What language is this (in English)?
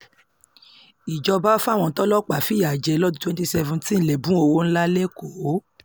Yoruba